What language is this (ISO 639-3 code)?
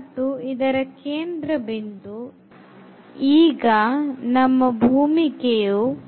kan